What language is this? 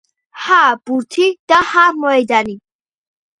Georgian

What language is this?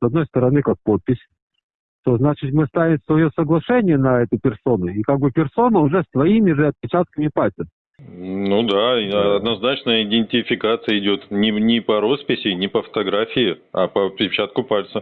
Russian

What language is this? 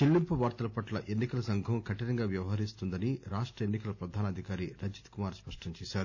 Telugu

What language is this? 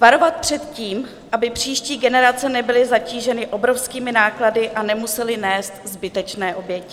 Czech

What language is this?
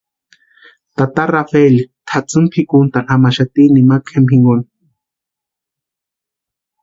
Western Highland Purepecha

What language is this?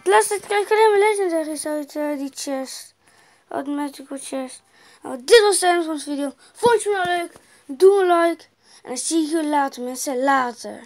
Dutch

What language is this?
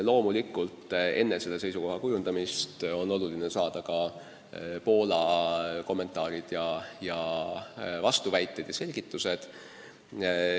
Estonian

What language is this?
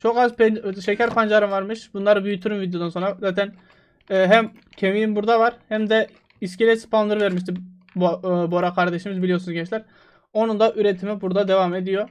Turkish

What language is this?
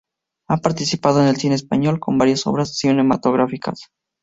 Spanish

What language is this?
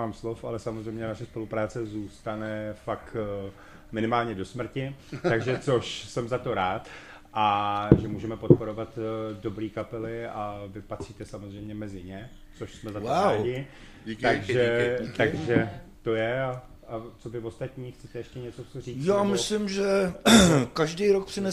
Czech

